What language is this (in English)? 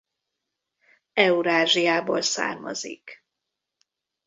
Hungarian